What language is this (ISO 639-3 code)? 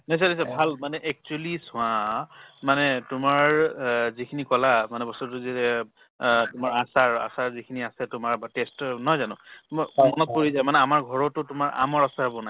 asm